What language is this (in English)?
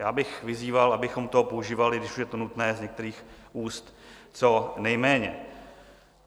Czech